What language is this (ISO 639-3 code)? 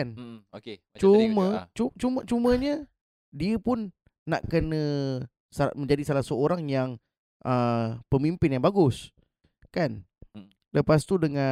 msa